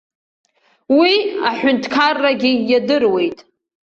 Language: Abkhazian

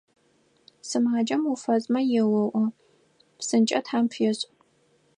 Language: Adyghe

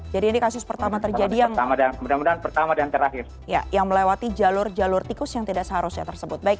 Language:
Indonesian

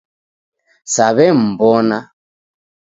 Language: Taita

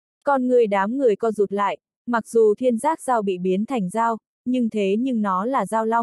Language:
Vietnamese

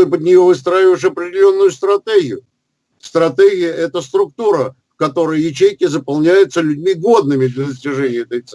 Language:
Russian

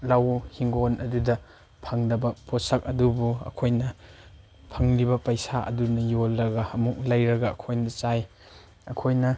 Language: Manipuri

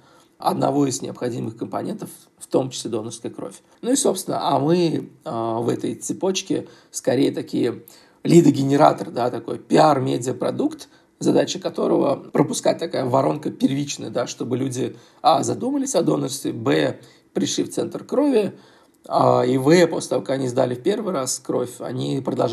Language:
Russian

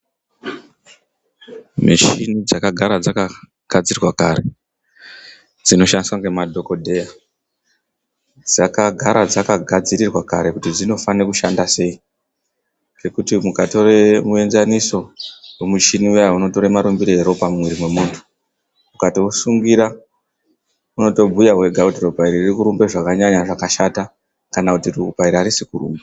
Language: Ndau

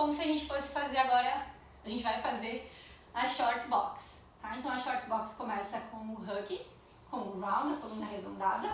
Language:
Portuguese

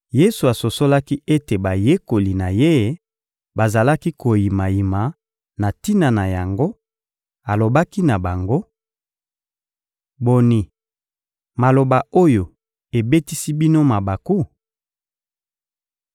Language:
Lingala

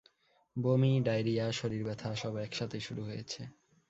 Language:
Bangla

